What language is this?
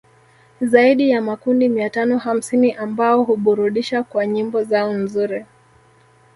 Swahili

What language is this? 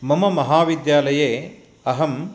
Sanskrit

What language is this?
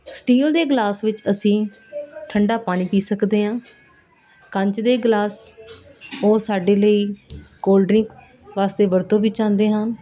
Punjabi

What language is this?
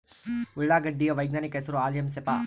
Kannada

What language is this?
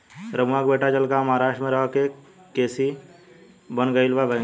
Bhojpuri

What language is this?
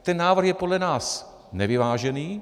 Czech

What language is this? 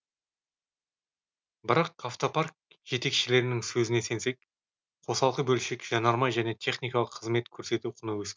Kazakh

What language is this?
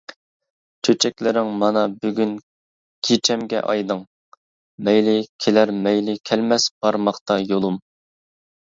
Uyghur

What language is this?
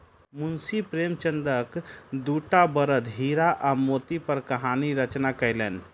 Maithili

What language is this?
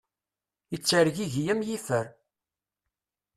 Kabyle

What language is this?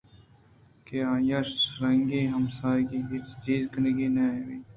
Eastern Balochi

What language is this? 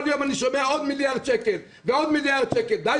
Hebrew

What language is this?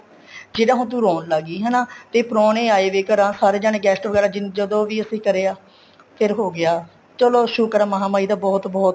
Punjabi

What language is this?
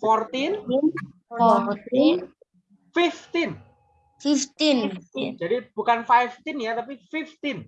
Indonesian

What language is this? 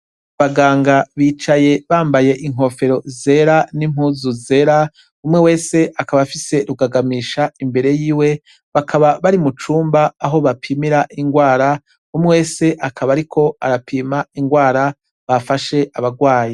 Rundi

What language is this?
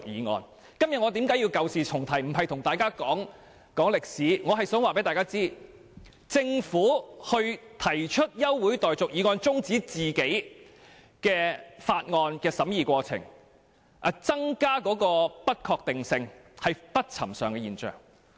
Cantonese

